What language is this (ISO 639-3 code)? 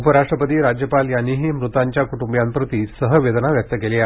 mar